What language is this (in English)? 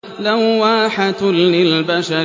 Arabic